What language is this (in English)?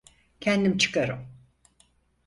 Turkish